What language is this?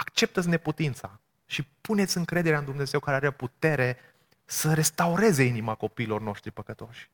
Romanian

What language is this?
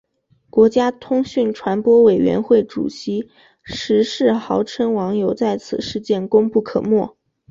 Chinese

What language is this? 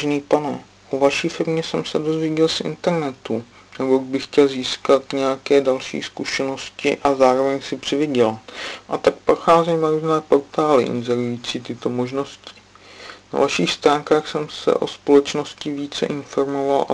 Czech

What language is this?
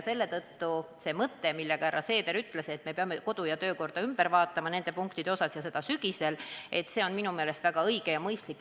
Estonian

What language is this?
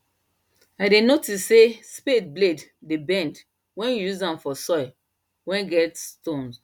Nigerian Pidgin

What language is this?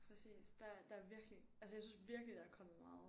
Danish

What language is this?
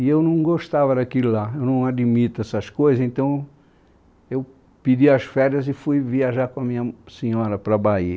Portuguese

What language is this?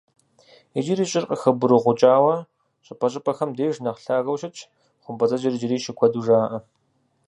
Kabardian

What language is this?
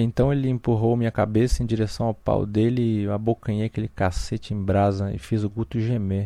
Portuguese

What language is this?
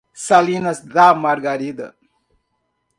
Portuguese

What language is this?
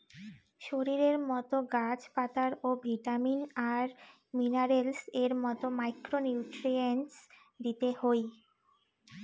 Bangla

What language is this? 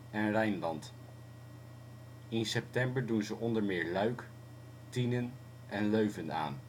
Dutch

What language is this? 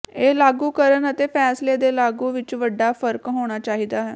Punjabi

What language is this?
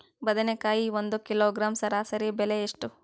Kannada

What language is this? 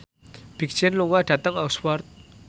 Javanese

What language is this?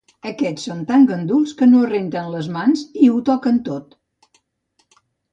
Catalan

